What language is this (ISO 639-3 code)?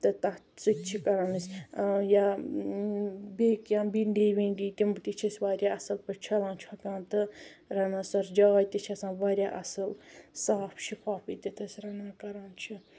kas